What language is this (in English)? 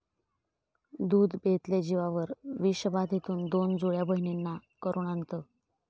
Marathi